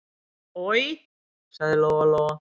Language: Icelandic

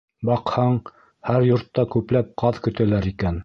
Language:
Bashkir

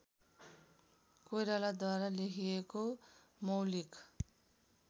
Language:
Nepali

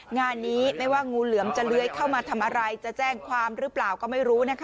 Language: Thai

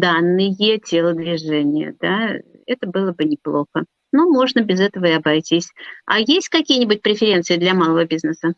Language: Russian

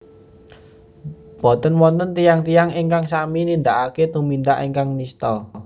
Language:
Javanese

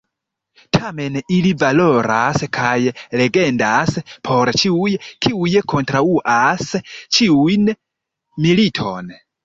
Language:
Esperanto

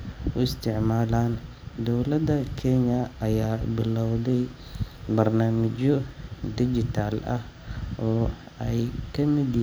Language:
Somali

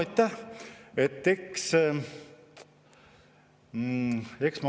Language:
Estonian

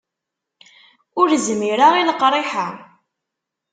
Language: Kabyle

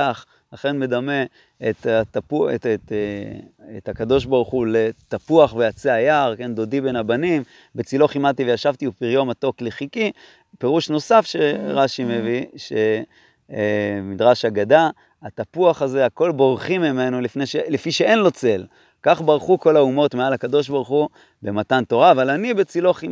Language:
Hebrew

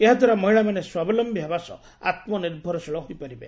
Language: Odia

